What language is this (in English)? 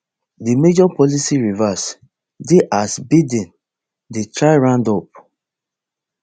Nigerian Pidgin